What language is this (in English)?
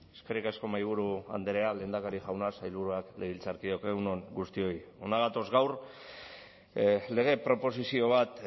Basque